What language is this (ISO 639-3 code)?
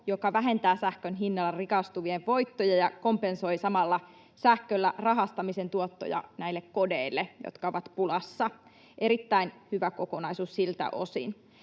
fin